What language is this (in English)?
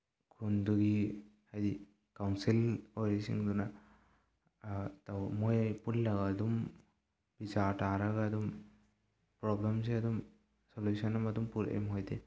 Manipuri